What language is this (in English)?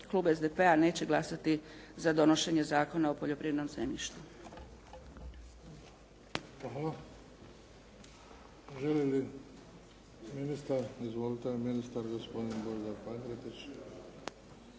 Croatian